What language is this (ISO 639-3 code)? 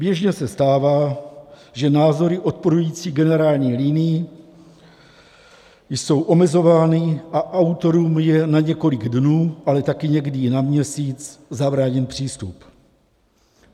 ces